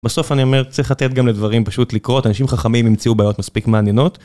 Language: Hebrew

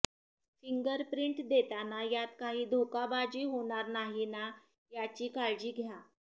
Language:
Marathi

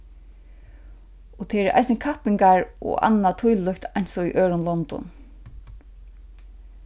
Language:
Faroese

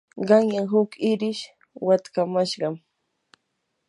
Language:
Yanahuanca Pasco Quechua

